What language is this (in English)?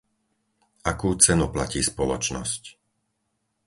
Slovak